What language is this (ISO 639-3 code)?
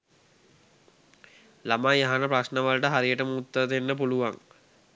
sin